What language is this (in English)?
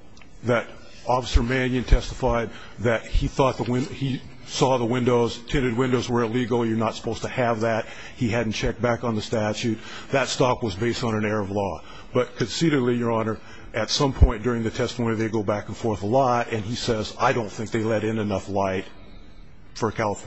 English